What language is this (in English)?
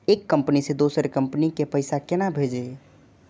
Maithili